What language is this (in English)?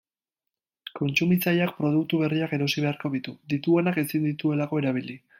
Basque